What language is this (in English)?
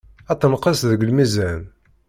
Kabyle